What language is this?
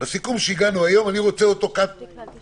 Hebrew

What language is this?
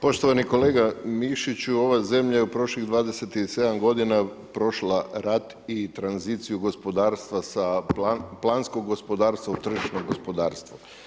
Croatian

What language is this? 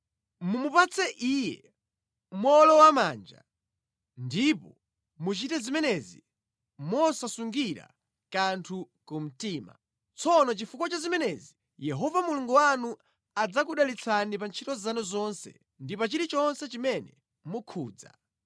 Nyanja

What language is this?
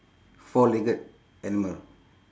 English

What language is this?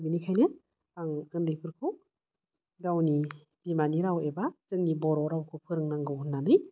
Bodo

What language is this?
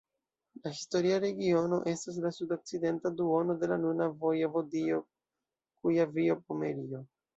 Esperanto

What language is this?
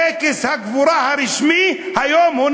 Hebrew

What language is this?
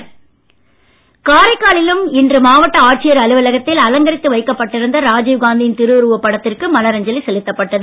Tamil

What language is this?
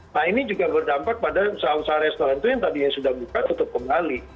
Indonesian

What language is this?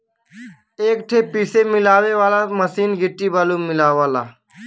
Bhojpuri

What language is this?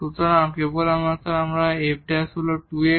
Bangla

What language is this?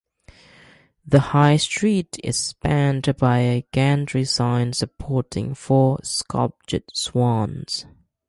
English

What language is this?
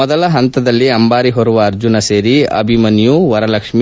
Kannada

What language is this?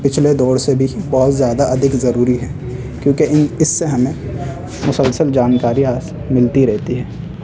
Urdu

